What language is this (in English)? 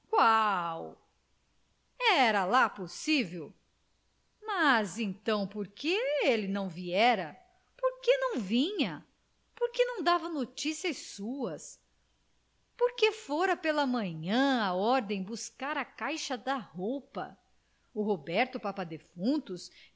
Portuguese